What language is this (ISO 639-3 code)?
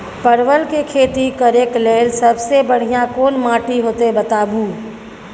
mai